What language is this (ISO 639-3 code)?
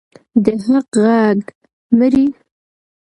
pus